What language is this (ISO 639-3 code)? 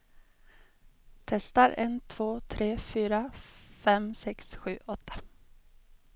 swe